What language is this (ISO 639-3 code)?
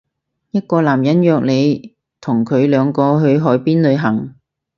yue